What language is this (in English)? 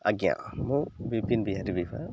Odia